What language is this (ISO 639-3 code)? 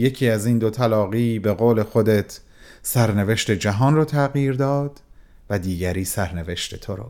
fas